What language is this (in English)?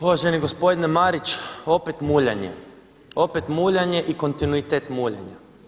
Croatian